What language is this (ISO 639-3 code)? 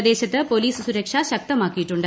mal